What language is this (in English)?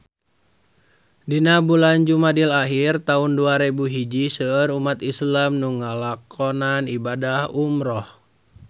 Sundanese